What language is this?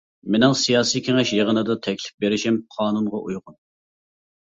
Uyghur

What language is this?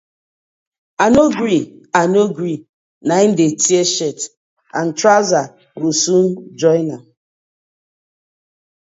Nigerian Pidgin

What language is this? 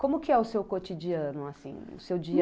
Portuguese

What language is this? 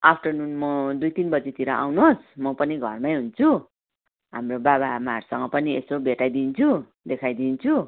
Nepali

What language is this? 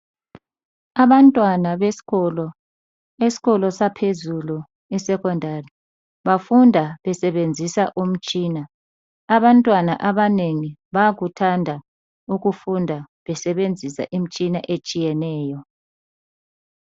North Ndebele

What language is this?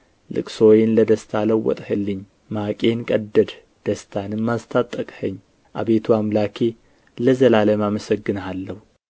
Amharic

